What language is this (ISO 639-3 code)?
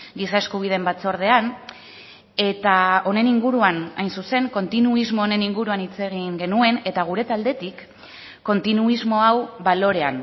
eus